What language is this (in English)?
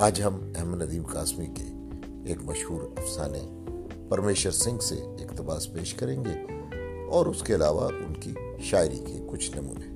Urdu